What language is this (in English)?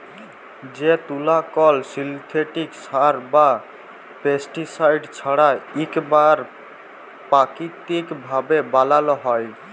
Bangla